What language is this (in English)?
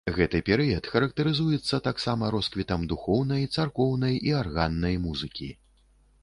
Belarusian